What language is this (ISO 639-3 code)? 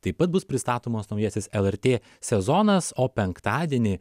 lit